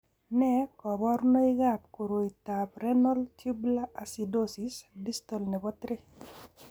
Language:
Kalenjin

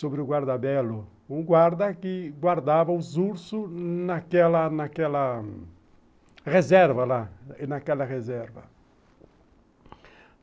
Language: Portuguese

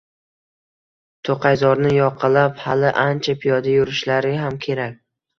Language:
Uzbek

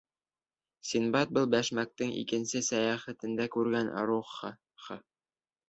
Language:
Bashkir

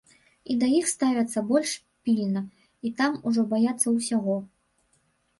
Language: Belarusian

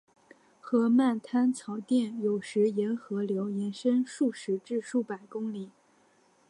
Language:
Chinese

